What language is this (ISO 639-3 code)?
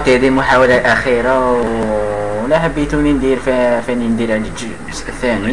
ara